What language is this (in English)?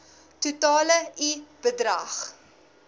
Afrikaans